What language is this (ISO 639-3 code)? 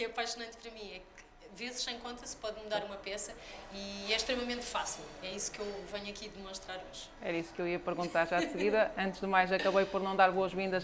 por